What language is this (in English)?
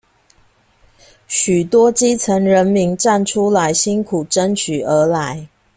Chinese